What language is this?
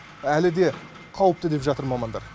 Kazakh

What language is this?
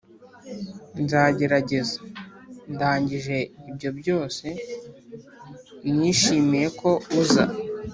Kinyarwanda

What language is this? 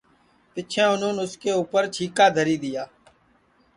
Sansi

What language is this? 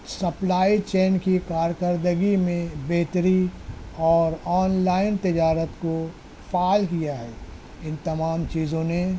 Urdu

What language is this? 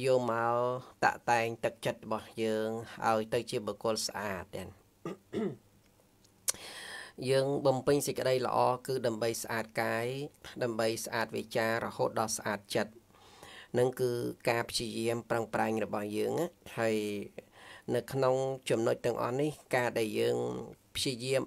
Vietnamese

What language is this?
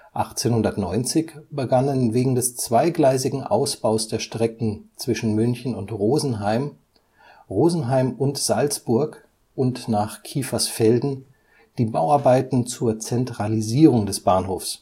German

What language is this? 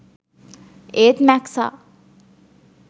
Sinhala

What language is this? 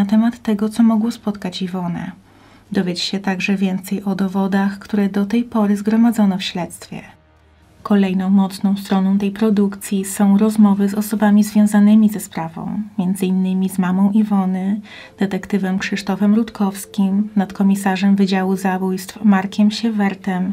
Polish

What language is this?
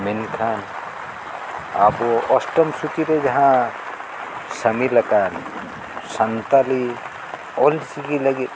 Santali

